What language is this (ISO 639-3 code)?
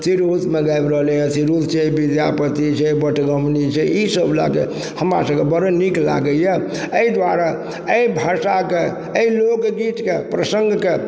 mai